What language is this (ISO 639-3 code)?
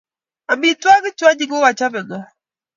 kln